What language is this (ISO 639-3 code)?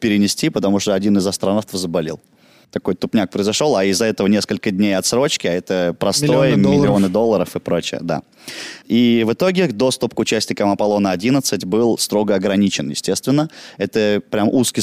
rus